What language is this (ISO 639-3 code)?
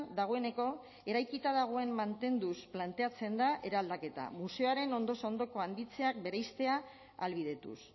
eus